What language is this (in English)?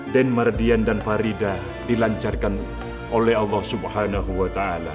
Indonesian